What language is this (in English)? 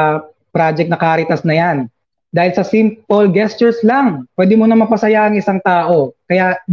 Filipino